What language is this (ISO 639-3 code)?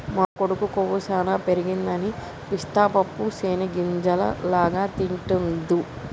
tel